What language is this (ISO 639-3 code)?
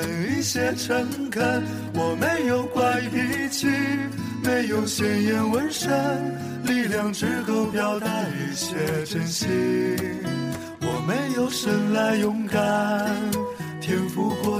zho